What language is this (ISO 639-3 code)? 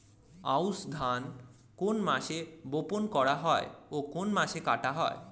ben